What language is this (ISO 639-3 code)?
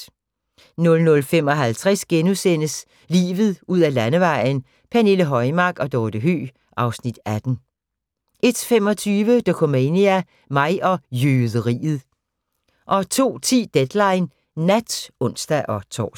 dan